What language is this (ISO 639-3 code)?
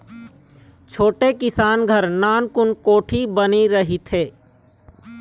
hne